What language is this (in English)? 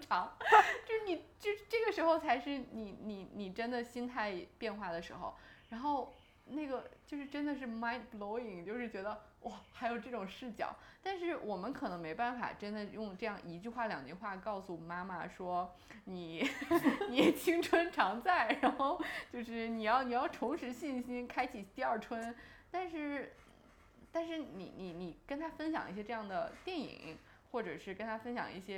Chinese